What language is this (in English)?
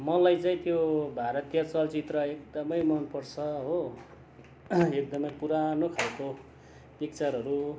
Nepali